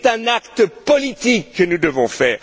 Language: French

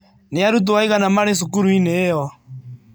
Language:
Kikuyu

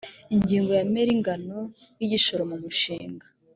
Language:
Kinyarwanda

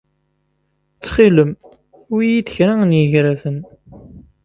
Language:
Kabyle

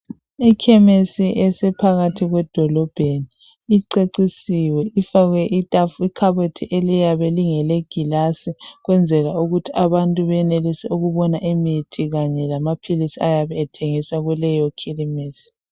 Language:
North Ndebele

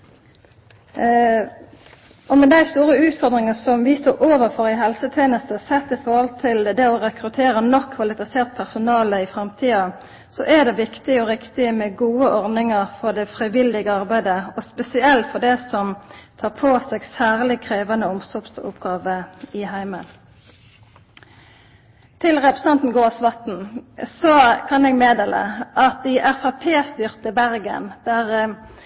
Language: Norwegian Nynorsk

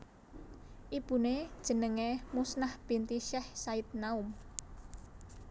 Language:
Javanese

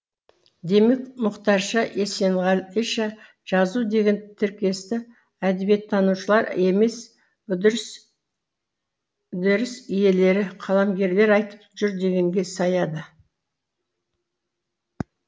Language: Kazakh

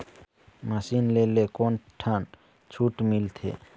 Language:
Chhattisgarhi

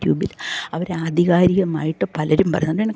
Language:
Malayalam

